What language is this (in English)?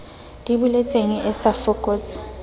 Southern Sotho